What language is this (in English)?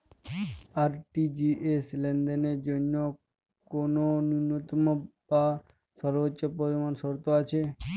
Bangla